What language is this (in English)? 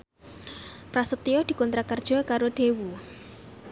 Javanese